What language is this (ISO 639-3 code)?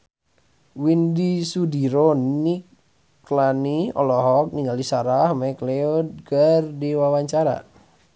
sun